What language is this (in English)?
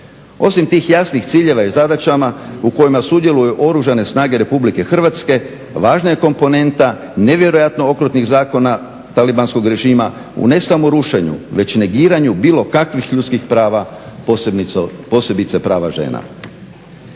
Croatian